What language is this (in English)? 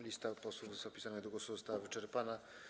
Polish